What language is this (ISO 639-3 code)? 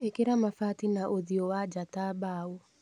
kik